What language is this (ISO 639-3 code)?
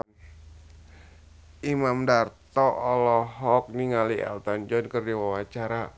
sun